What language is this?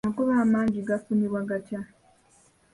Ganda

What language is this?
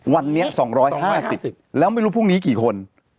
Thai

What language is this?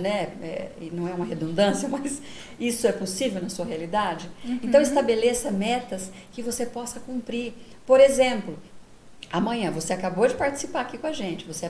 Portuguese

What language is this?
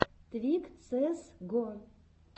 Russian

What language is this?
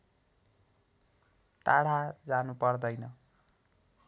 Nepali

